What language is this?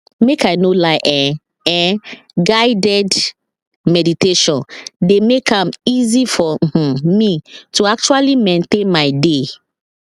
Nigerian Pidgin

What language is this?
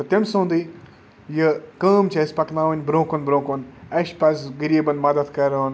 Kashmiri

